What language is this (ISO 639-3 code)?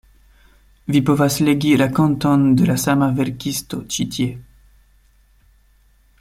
epo